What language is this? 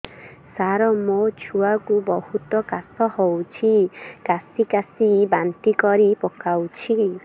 Odia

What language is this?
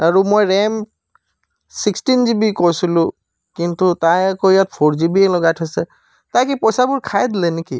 Assamese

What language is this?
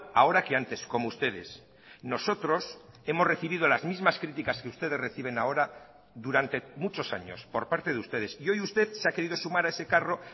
Spanish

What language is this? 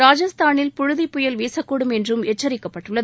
Tamil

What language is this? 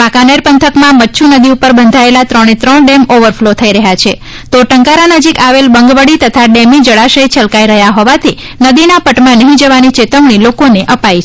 Gujarati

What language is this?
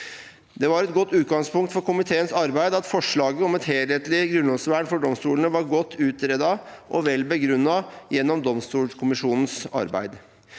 Norwegian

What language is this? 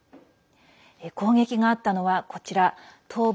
Japanese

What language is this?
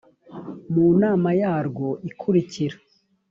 Kinyarwanda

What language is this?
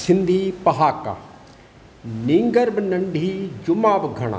Sindhi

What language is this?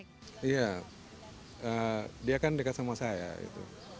Indonesian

